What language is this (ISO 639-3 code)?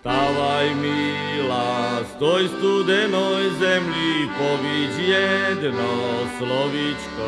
slk